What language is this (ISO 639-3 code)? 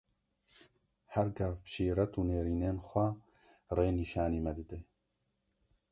kur